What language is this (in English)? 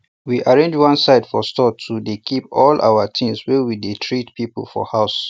Nigerian Pidgin